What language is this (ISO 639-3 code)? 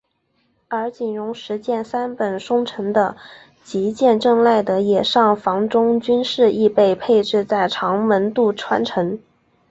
zho